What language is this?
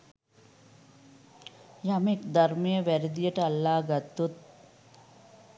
Sinhala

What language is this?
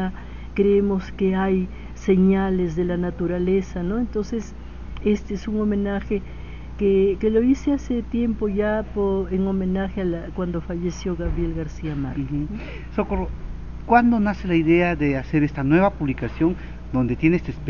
Spanish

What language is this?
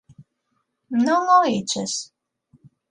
Galician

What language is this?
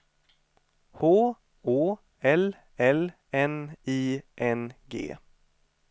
Swedish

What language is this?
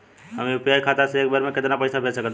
Bhojpuri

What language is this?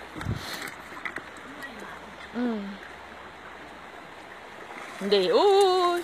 Thai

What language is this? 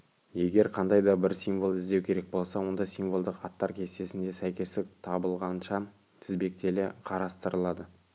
Kazakh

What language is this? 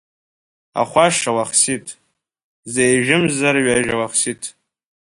Abkhazian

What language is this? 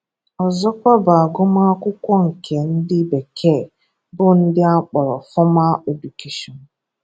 Igbo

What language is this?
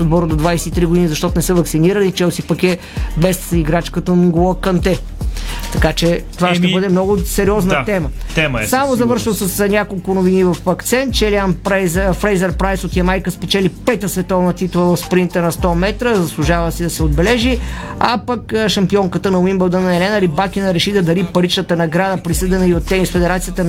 Bulgarian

